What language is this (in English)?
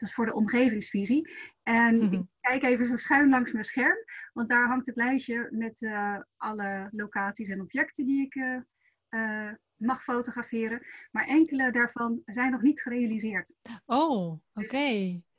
Dutch